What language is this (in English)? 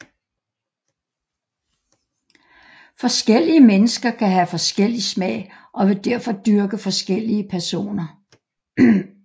Danish